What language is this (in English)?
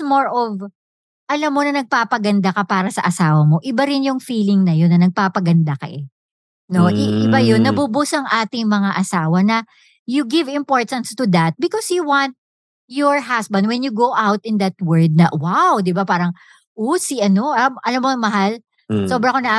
Filipino